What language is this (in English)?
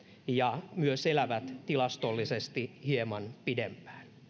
Finnish